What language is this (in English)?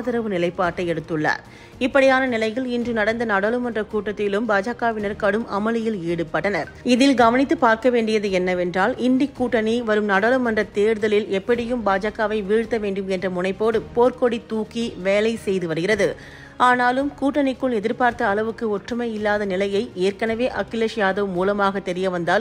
Tamil